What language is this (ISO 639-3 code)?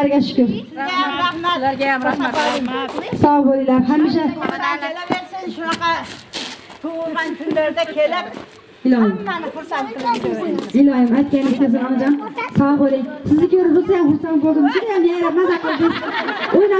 ara